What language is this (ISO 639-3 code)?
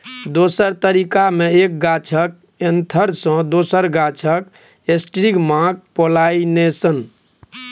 mai